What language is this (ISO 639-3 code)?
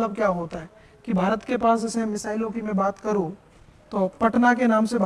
hin